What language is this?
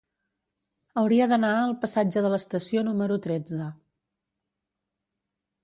Catalan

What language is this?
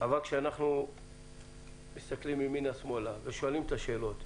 Hebrew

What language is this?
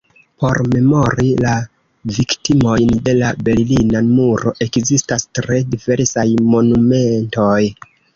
Esperanto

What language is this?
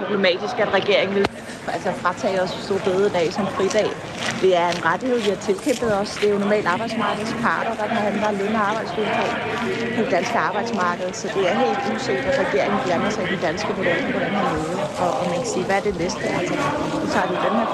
Danish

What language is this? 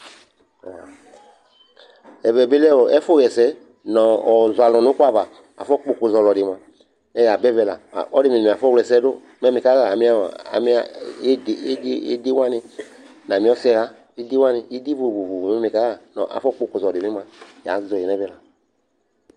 Ikposo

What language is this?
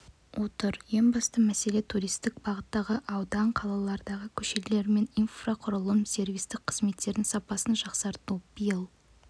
Kazakh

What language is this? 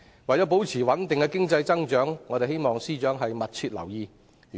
Cantonese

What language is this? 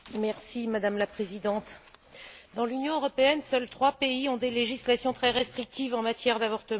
French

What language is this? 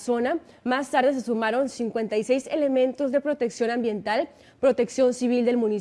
Spanish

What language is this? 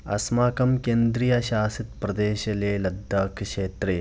Sanskrit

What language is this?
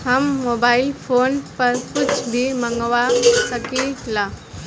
Bhojpuri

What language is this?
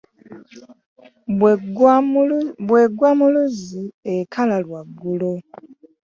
Ganda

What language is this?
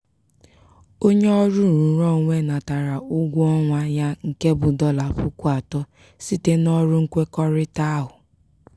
Igbo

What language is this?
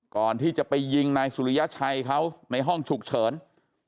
Thai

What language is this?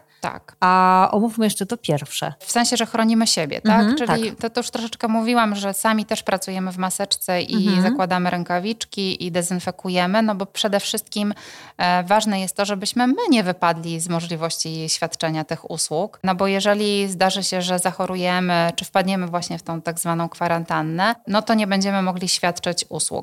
Polish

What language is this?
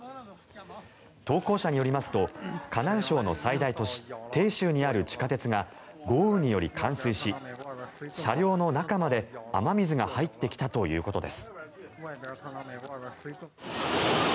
Japanese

